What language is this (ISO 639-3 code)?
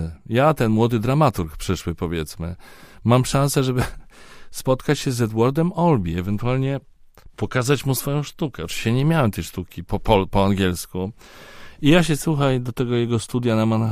pol